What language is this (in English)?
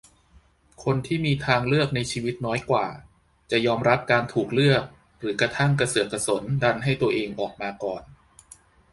Thai